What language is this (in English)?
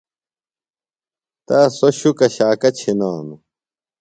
Phalura